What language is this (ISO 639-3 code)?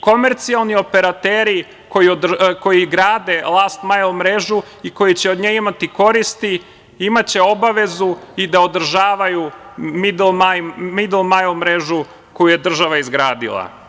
srp